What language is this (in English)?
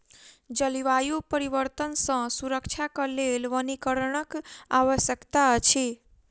Maithili